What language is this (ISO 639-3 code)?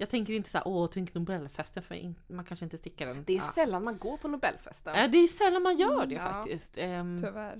swe